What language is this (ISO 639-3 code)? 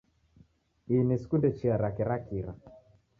dav